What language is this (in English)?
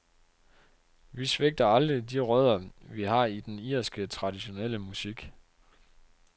Danish